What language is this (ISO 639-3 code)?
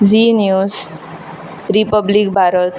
kok